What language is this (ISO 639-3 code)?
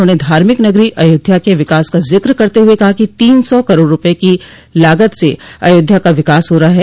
hin